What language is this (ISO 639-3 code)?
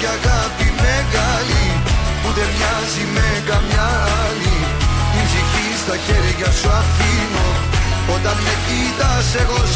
ell